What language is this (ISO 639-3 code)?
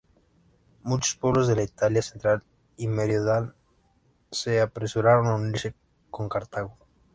spa